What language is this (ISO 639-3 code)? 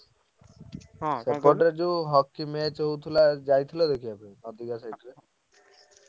ori